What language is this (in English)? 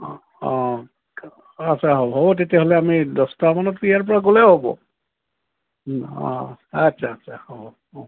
Assamese